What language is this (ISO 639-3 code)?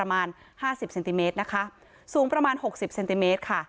tha